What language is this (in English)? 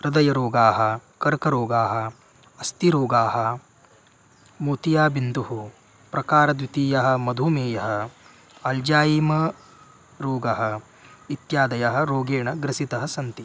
Sanskrit